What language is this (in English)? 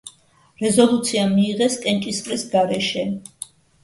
Georgian